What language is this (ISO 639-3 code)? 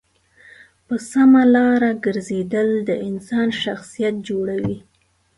pus